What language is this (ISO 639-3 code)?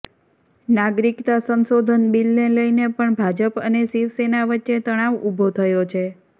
guj